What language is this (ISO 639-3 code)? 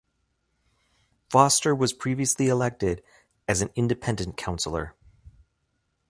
eng